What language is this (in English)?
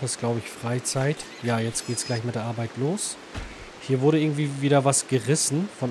German